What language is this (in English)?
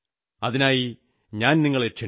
Malayalam